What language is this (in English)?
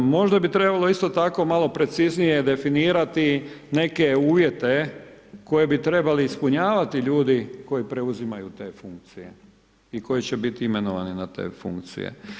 Croatian